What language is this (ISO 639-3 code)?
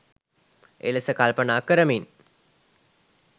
sin